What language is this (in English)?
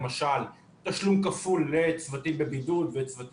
Hebrew